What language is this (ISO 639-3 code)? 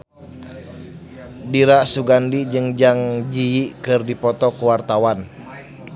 sun